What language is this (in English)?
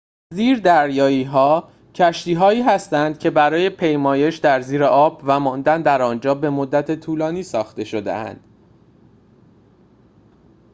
Persian